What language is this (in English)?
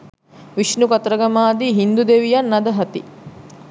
Sinhala